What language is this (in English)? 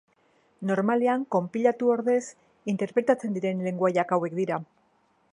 Basque